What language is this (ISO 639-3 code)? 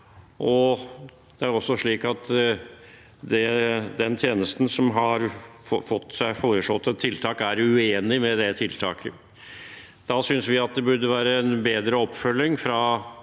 nor